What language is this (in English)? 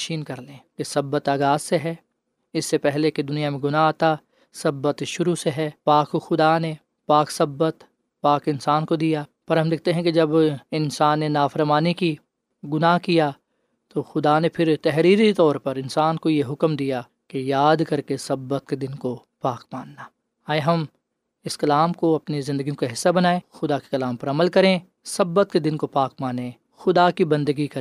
Urdu